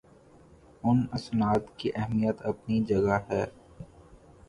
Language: Urdu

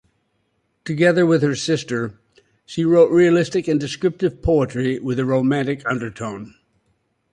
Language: English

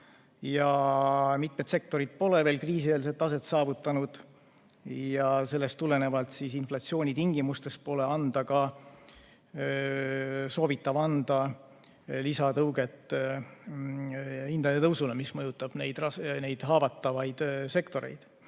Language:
Estonian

